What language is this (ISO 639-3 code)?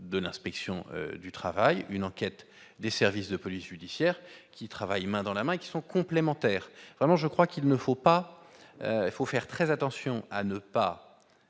fra